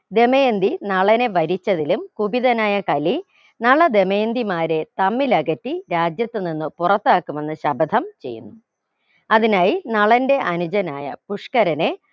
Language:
Malayalam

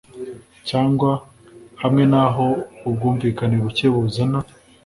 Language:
Kinyarwanda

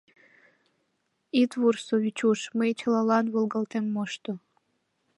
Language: Mari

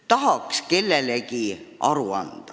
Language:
Estonian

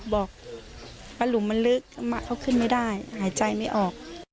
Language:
Thai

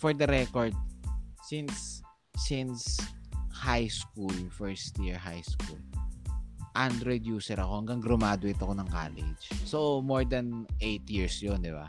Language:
Filipino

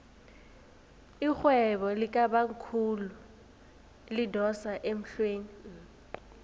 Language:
South Ndebele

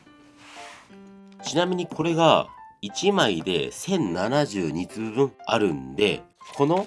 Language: Japanese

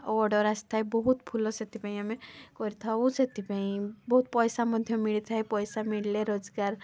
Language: Odia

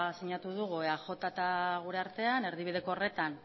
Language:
Basque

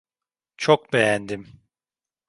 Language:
Turkish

